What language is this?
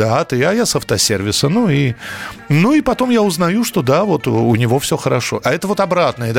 Russian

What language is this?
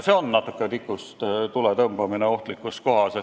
Estonian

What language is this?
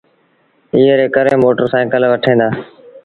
Sindhi Bhil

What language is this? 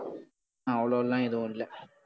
Tamil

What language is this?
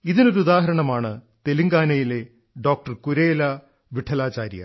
Malayalam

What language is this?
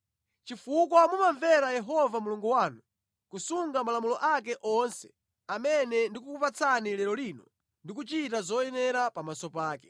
Nyanja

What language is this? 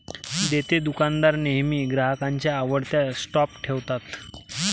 Marathi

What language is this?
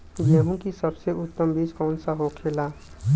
Bhojpuri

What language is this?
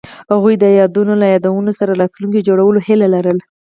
Pashto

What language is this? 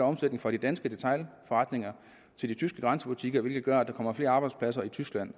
Danish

